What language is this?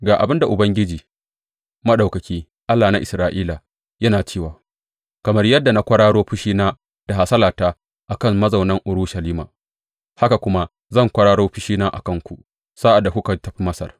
Hausa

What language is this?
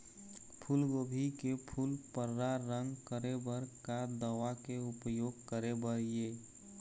Chhattisgarhi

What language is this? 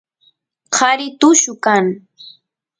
Santiago del Estero Quichua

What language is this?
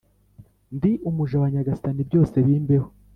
Kinyarwanda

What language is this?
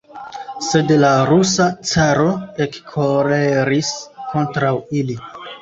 Esperanto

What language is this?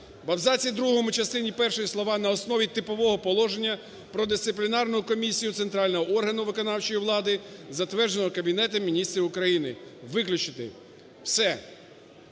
Ukrainian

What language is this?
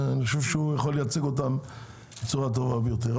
Hebrew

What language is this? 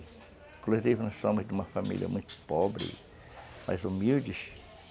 Portuguese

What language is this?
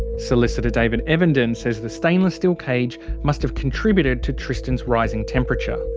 English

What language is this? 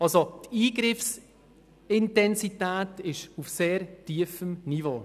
Swiss German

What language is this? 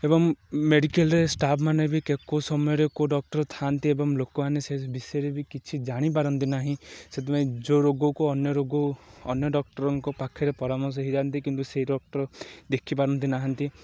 Odia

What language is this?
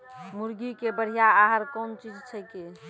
Maithili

